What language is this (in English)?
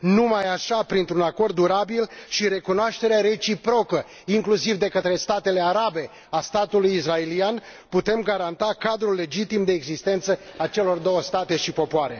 Romanian